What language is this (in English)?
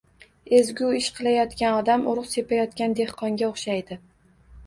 Uzbek